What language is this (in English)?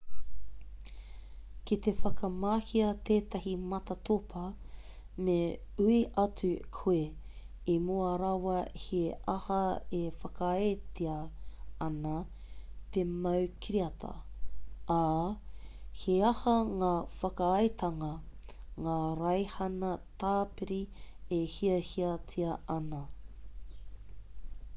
Māori